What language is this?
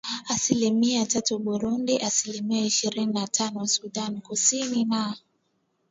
Swahili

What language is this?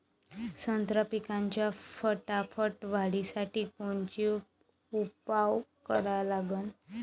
Marathi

